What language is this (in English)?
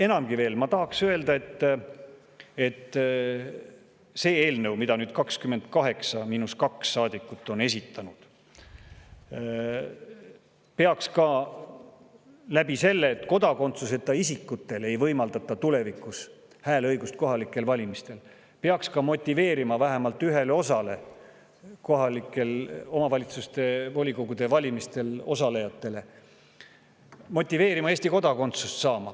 Estonian